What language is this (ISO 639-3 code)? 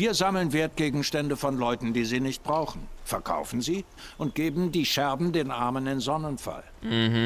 deu